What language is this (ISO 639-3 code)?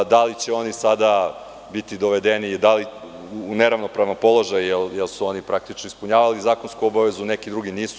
srp